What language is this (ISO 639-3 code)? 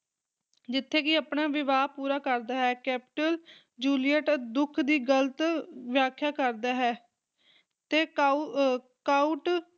pan